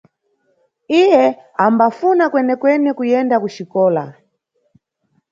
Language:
Nyungwe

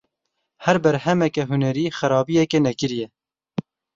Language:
Kurdish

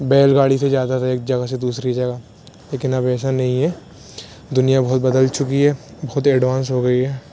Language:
Urdu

